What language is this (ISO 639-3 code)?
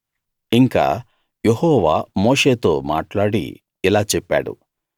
tel